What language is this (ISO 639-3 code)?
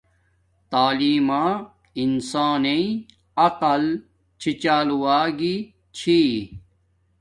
dmk